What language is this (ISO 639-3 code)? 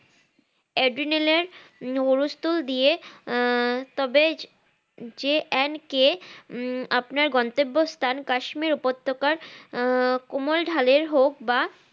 ben